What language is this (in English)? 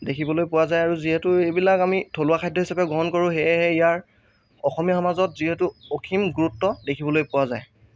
Assamese